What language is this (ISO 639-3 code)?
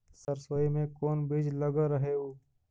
mag